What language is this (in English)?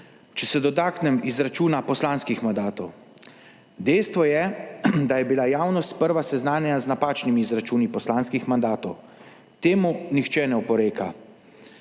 Slovenian